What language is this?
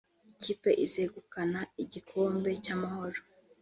Kinyarwanda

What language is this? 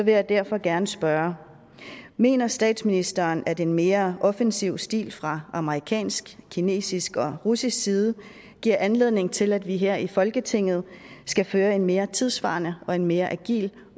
Danish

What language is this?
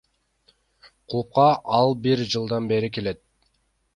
Kyrgyz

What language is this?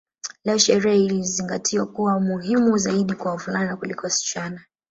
Swahili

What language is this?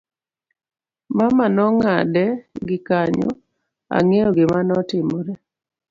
Luo (Kenya and Tanzania)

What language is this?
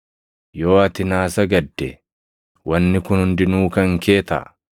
Oromo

